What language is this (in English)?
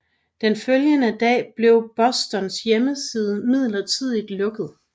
Danish